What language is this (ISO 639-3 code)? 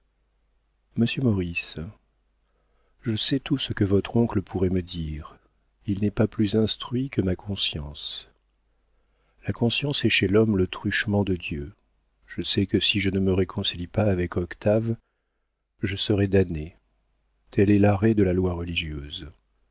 fra